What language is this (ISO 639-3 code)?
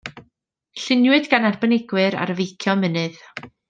cym